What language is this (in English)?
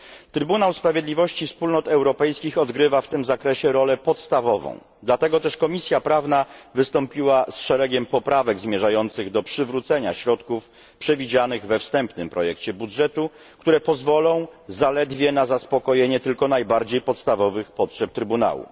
Polish